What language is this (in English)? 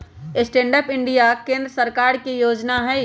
Magahi